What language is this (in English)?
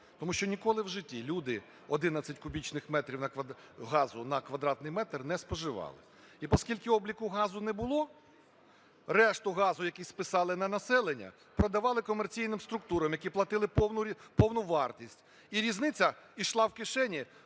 Ukrainian